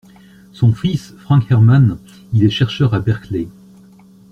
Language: French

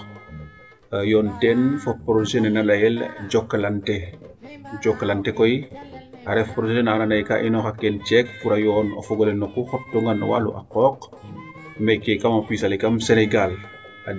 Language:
Serer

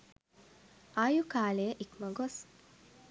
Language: Sinhala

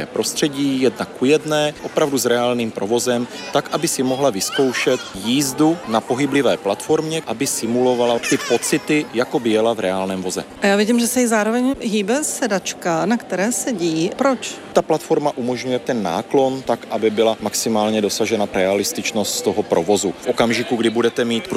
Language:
Czech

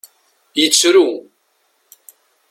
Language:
Kabyle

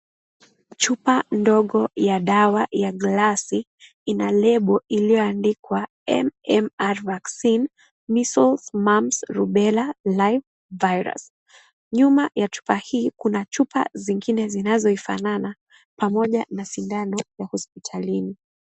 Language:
Swahili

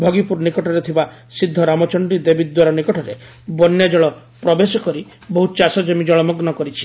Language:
Odia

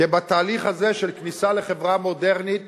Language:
Hebrew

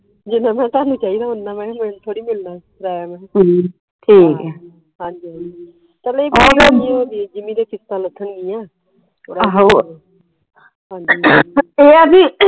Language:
Punjabi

